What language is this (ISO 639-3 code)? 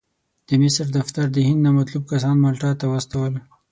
pus